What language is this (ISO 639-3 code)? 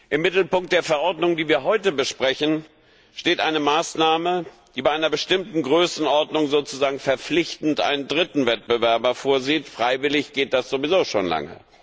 deu